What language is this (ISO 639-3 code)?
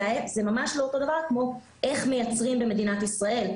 heb